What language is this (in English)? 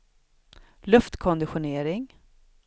Swedish